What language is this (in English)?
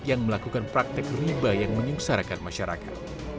Indonesian